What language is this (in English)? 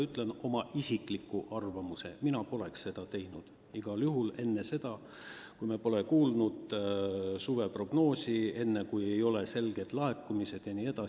Estonian